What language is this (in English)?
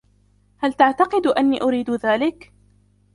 Arabic